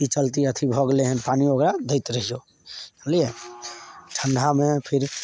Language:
Maithili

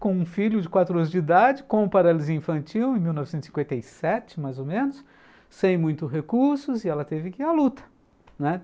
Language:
Portuguese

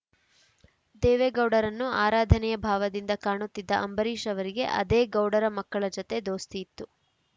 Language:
Kannada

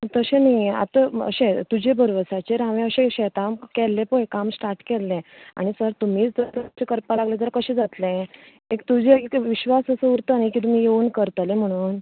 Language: Konkani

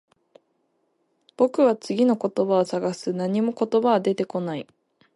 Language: Japanese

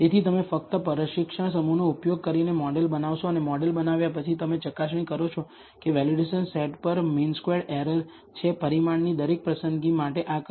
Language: Gujarati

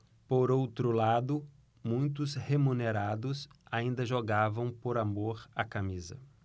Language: Portuguese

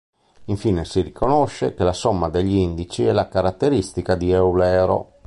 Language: Italian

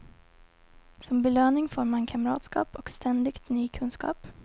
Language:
Swedish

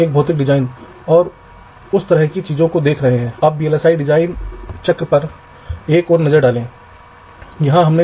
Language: Hindi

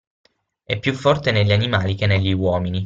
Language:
Italian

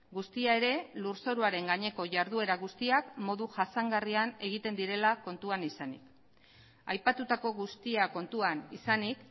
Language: Basque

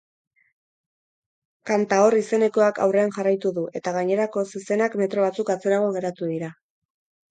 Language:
Basque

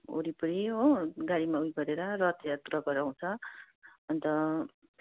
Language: Nepali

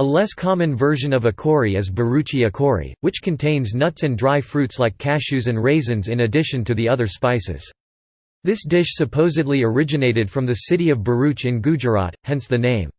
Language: English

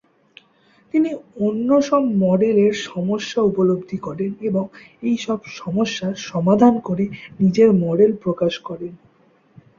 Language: Bangla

